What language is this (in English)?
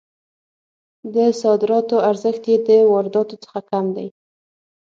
Pashto